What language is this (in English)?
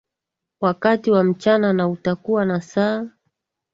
Swahili